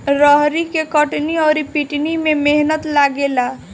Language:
Bhojpuri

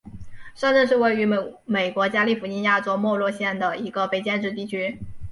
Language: Chinese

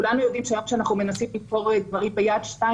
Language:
Hebrew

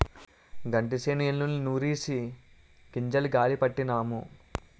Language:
Telugu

